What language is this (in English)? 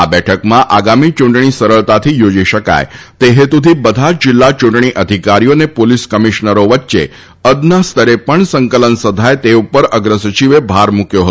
Gujarati